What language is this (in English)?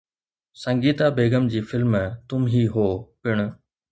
Sindhi